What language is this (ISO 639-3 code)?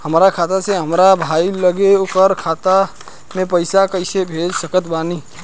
bho